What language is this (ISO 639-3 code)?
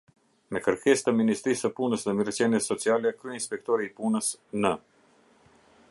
sqi